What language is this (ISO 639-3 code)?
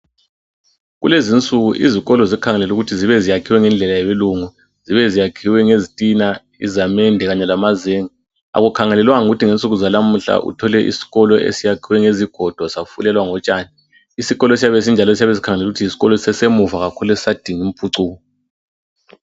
nde